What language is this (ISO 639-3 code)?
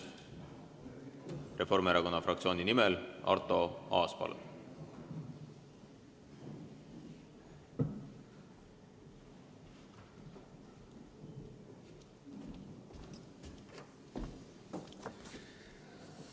est